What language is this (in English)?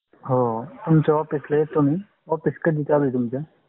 Marathi